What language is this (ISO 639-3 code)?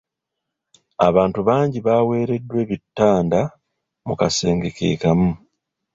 lug